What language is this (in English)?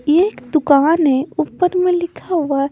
Hindi